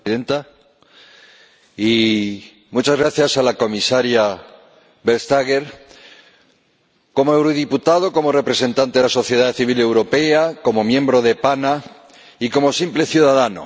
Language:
Spanish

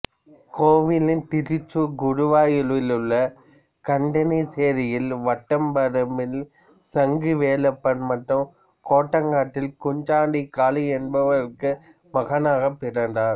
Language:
Tamil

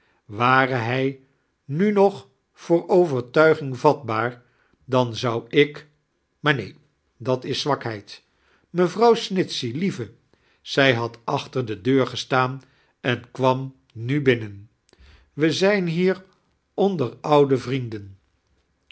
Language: Dutch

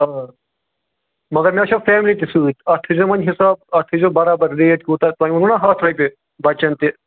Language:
Kashmiri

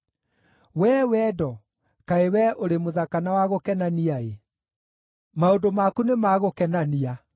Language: Kikuyu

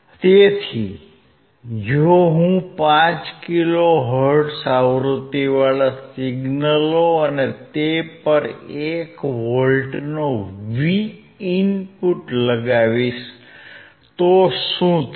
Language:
Gujarati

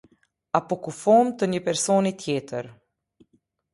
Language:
Albanian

